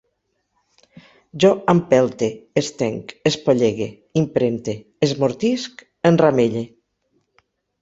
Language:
Catalan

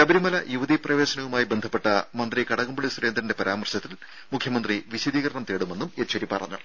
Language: Malayalam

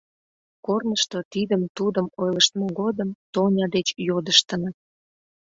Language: Mari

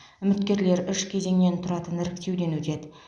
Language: Kazakh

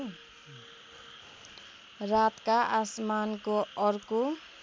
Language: Nepali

